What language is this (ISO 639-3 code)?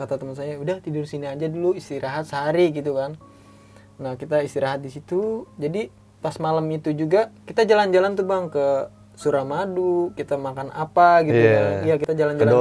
ind